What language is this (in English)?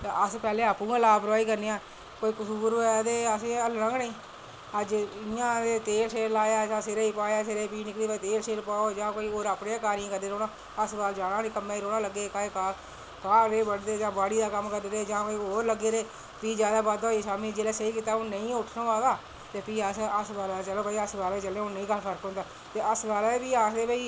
Dogri